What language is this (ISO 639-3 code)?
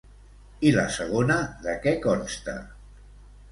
cat